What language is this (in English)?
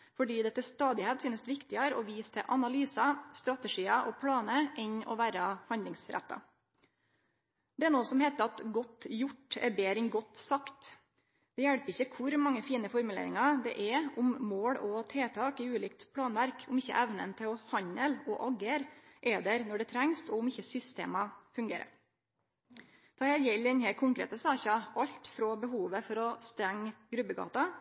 Norwegian Nynorsk